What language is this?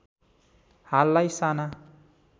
Nepali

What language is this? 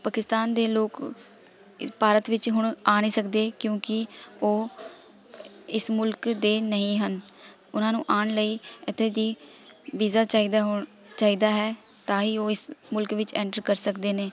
Punjabi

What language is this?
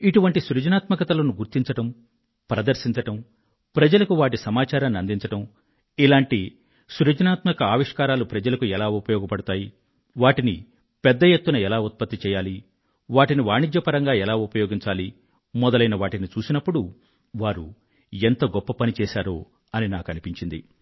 Telugu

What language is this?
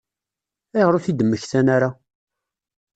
Kabyle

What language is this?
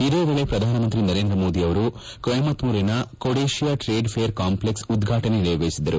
Kannada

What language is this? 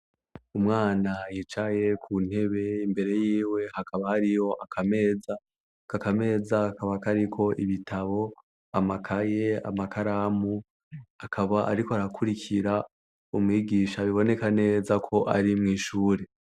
Rundi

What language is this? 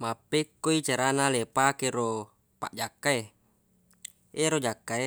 Buginese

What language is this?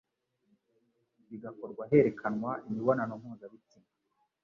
Kinyarwanda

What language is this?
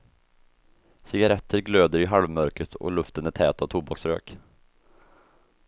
Swedish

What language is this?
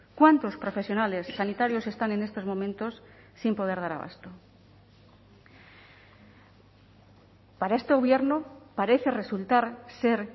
Spanish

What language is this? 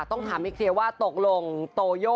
Thai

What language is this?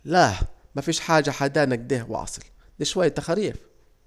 Saidi Arabic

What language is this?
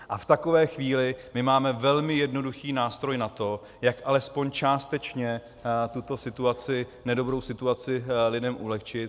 Czech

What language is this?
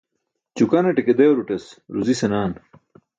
Burushaski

